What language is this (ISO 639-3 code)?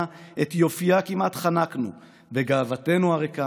heb